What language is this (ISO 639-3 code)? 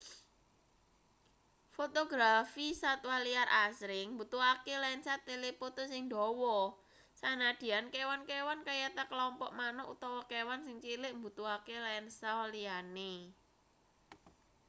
jav